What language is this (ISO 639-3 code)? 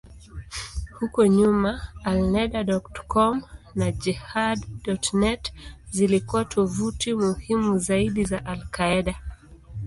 swa